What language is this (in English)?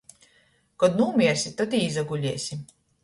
Latgalian